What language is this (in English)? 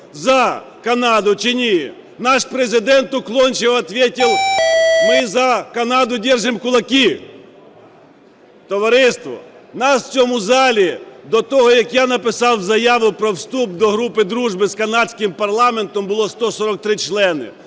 Ukrainian